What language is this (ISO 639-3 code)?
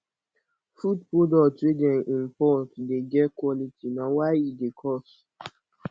pcm